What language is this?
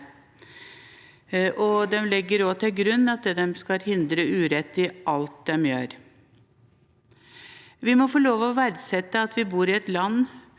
Norwegian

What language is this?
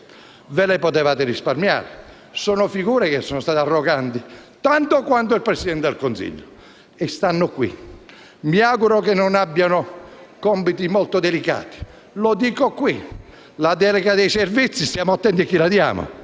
Italian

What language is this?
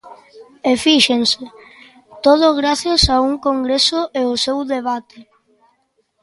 Galician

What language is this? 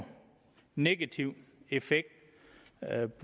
Danish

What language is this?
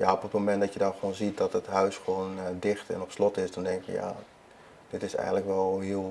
Dutch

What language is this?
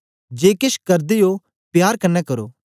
Dogri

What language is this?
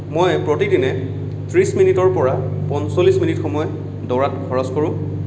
Assamese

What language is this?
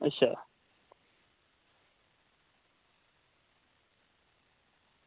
Dogri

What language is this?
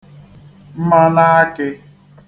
Igbo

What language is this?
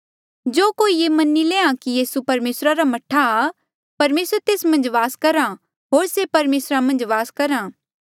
Mandeali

